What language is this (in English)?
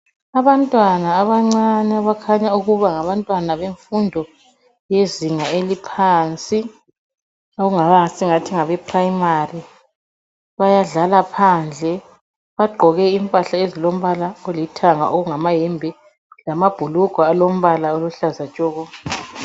North Ndebele